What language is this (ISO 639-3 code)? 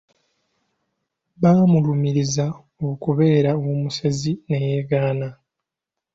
lug